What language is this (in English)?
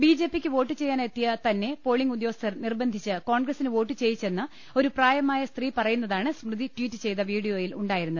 Malayalam